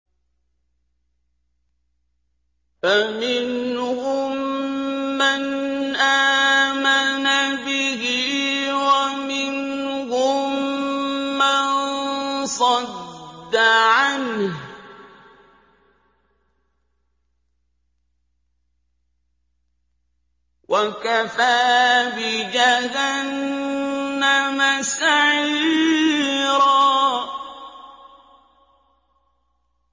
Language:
Arabic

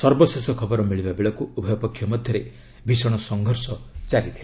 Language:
Odia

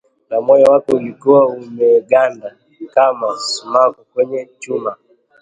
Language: Swahili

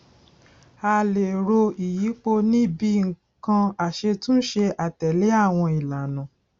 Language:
Yoruba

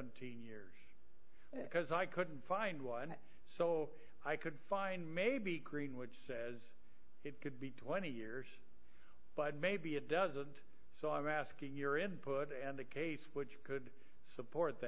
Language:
English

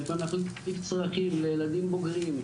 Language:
Hebrew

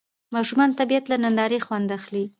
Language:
Pashto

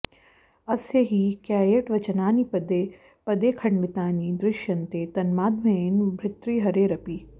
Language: Sanskrit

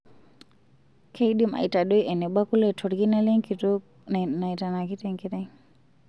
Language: Masai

